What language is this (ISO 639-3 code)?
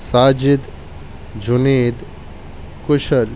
urd